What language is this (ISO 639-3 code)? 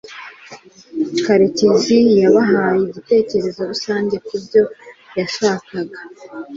kin